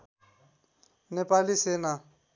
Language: Nepali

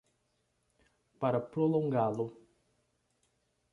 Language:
Portuguese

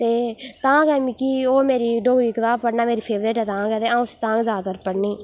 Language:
Dogri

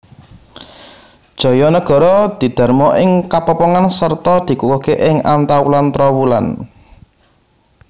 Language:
Javanese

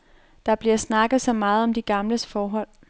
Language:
Danish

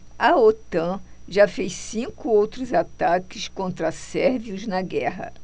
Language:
Portuguese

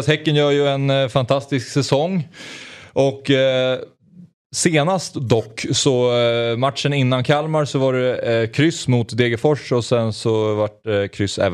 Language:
Swedish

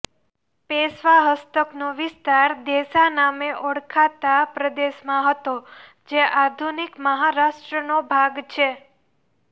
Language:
Gujarati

